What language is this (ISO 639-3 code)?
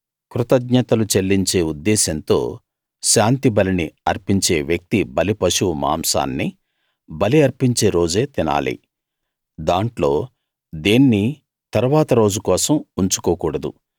tel